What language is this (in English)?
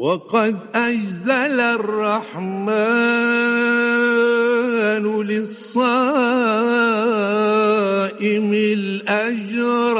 Arabic